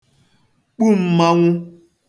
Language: Igbo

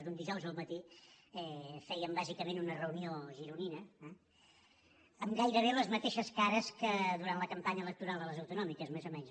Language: Catalan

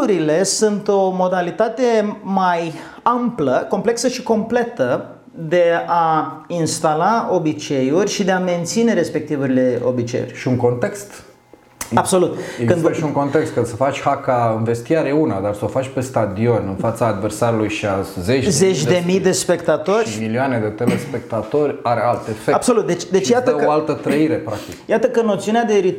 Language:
Romanian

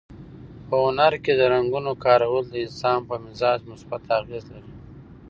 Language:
Pashto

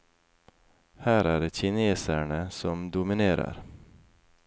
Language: Norwegian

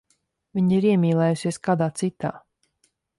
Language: Latvian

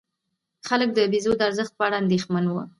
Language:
Pashto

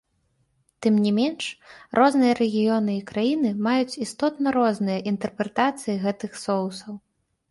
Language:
Belarusian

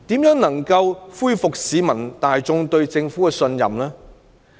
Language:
Cantonese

